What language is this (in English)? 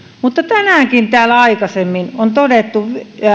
Finnish